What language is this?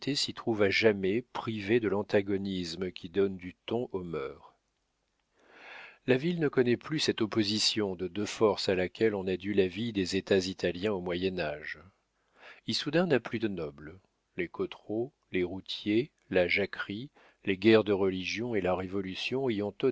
French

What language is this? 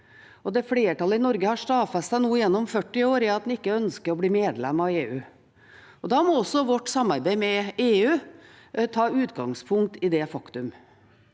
Norwegian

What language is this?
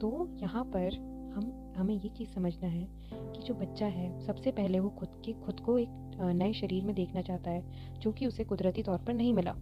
Hindi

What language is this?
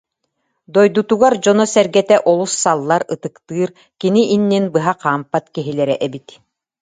Yakut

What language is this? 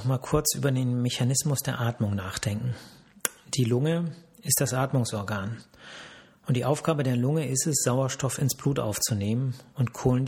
German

